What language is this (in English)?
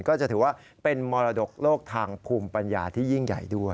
Thai